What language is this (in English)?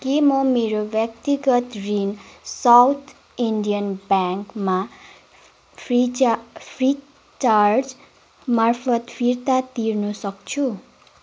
Nepali